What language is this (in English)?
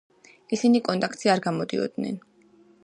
Georgian